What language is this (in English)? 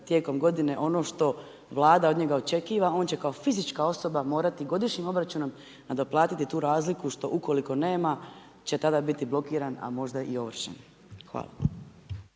Croatian